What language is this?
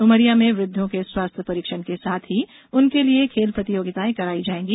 Hindi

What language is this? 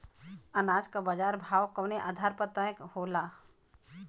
Bhojpuri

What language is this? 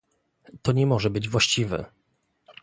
Polish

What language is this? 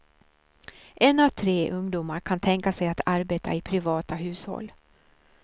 Swedish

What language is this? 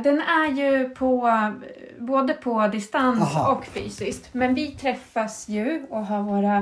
Swedish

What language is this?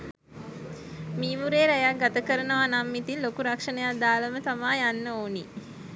Sinhala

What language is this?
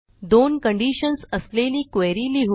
Marathi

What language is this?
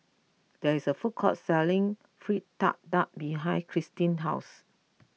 English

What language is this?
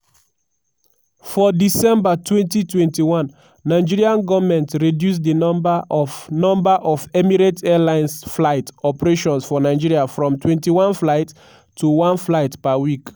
Nigerian Pidgin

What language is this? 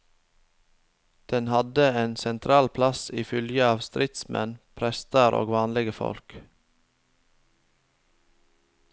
Norwegian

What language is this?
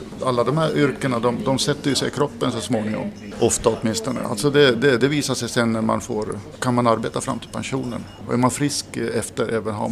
Swedish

